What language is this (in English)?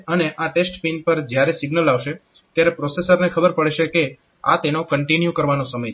Gujarati